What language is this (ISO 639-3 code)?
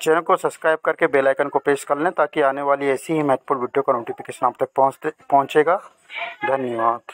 hin